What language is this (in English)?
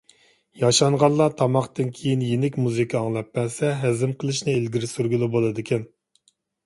Uyghur